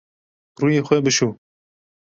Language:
Kurdish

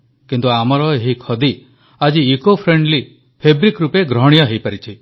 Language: Odia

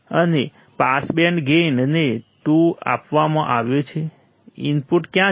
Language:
Gujarati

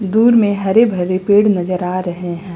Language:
Hindi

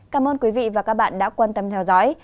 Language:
Vietnamese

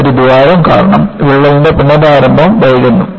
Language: Malayalam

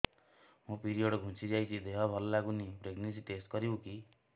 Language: Odia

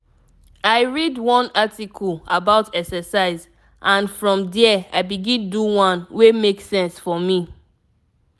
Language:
Nigerian Pidgin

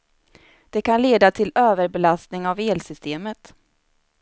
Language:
Swedish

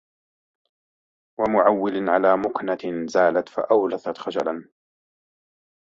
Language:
Arabic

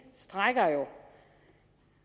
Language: Danish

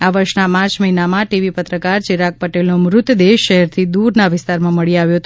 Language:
Gujarati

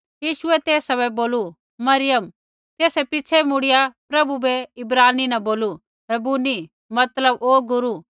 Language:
Kullu Pahari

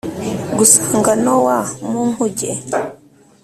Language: Kinyarwanda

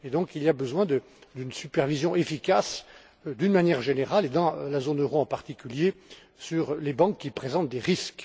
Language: French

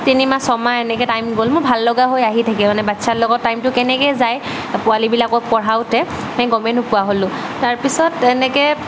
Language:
Assamese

